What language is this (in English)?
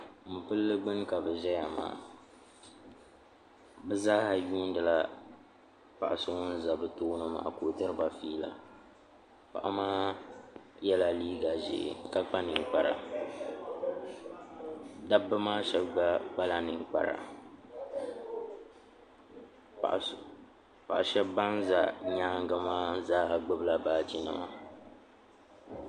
Dagbani